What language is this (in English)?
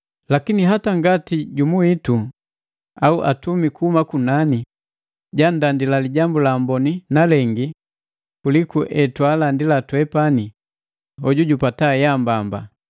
Matengo